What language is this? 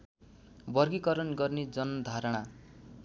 Nepali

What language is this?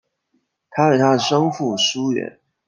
Chinese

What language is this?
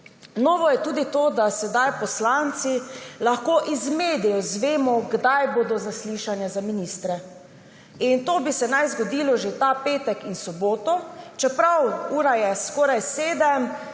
Slovenian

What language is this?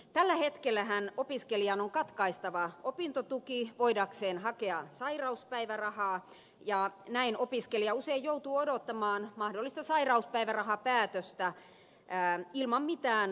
Finnish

